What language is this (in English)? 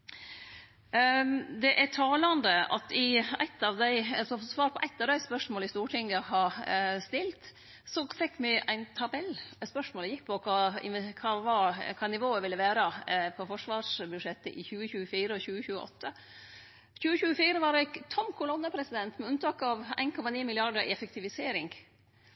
Norwegian Nynorsk